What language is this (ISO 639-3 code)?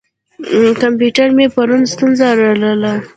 pus